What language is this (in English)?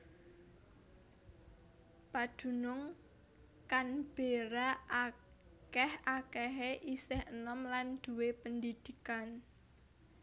Javanese